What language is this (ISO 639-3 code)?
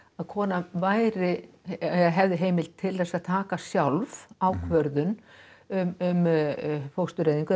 isl